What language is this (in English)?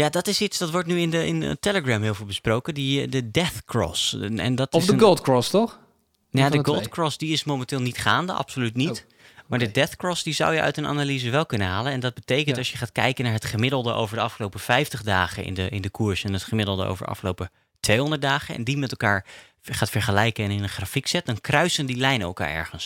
Dutch